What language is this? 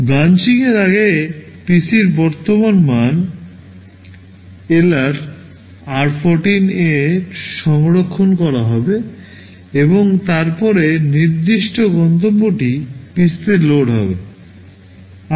Bangla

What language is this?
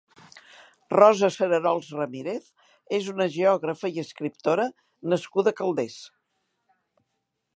Catalan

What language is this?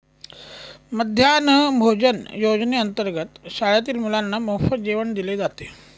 Marathi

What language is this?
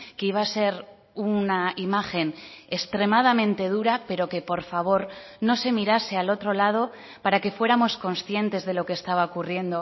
Spanish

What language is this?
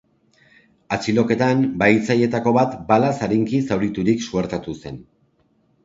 Basque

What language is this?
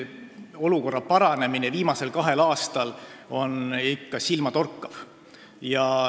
Estonian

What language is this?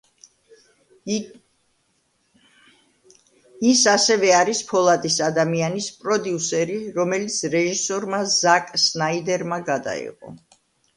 Georgian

